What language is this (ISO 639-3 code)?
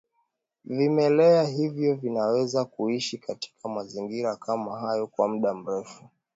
swa